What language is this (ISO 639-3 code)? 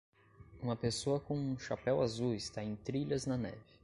por